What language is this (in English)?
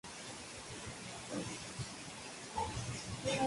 Spanish